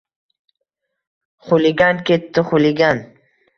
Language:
Uzbek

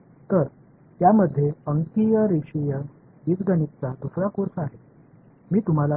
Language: Tamil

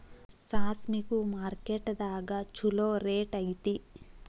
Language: Kannada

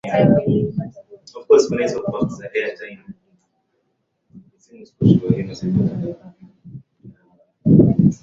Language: Swahili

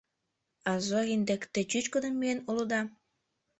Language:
Mari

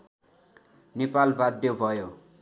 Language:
Nepali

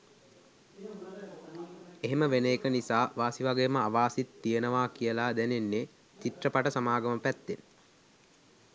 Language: Sinhala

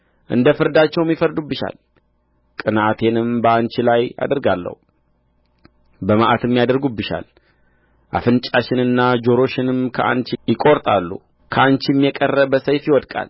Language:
Amharic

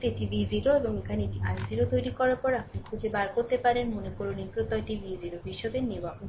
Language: Bangla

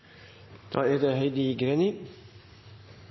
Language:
Norwegian Bokmål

